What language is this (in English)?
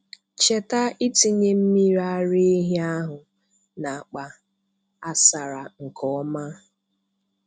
Igbo